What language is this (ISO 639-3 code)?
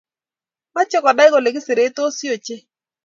kln